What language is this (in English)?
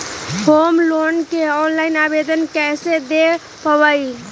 Magahi